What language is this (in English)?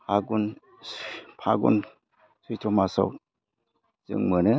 Bodo